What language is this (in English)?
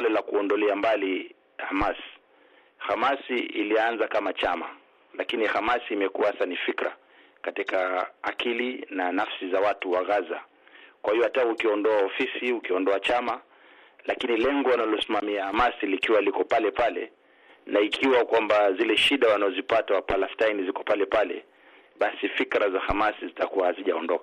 Swahili